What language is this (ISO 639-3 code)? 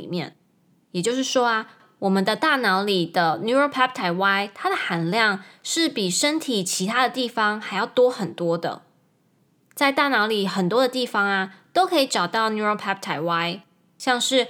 zho